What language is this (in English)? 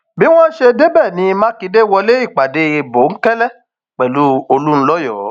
Yoruba